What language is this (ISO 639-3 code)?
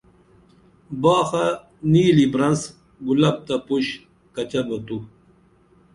dml